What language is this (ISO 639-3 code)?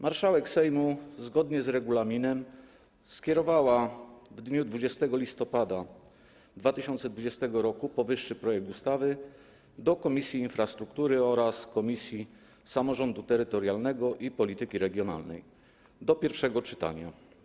pol